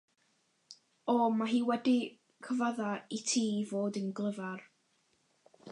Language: Welsh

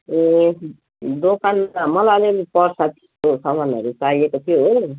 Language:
Nepali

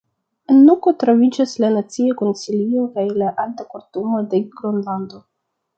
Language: Esperanto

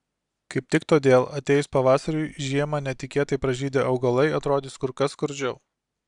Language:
Lithuanian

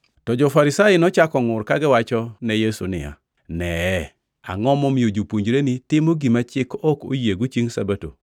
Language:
Luo (Kenya and Tanzania)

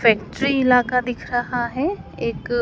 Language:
Hindi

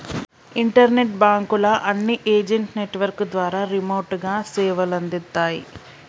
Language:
Telugu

